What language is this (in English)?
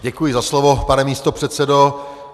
Czech